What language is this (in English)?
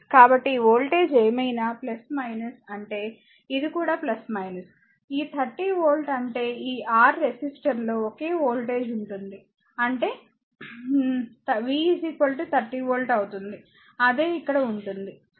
Telugu